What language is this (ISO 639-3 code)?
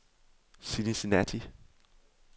dan